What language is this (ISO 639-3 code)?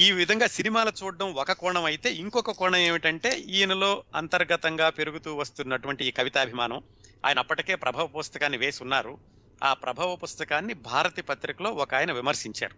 tel